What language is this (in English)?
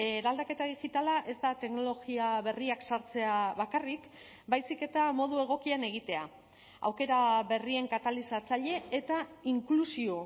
Basque